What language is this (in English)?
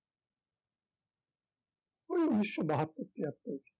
Bangla